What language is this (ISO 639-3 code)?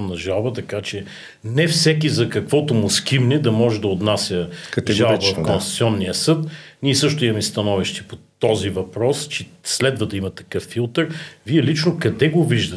bul